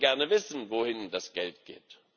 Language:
German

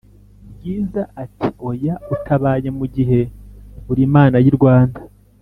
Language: Kinyarwanda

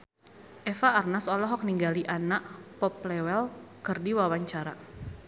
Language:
Sundanese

